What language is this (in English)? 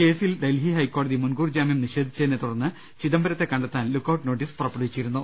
Malayalam